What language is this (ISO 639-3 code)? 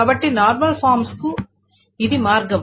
tel